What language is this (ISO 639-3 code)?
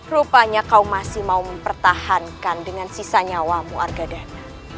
ind